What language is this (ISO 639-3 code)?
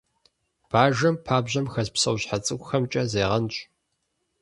kbd